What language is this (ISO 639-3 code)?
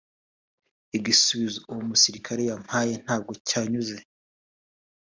kin